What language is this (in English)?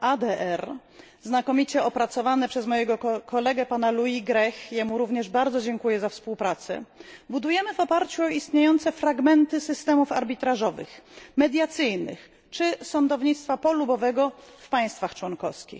Polish